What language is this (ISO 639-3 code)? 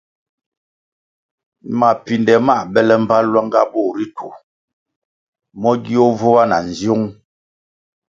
nmg